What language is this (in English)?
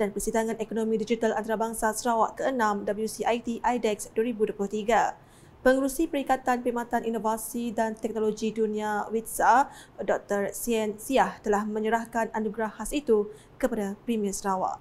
Malay